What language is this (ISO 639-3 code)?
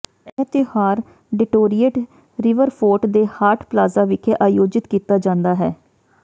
pan